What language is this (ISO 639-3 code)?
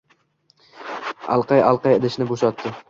uzb